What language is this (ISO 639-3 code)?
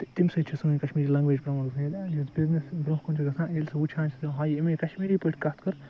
kas